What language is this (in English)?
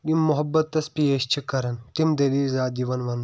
Kashmiri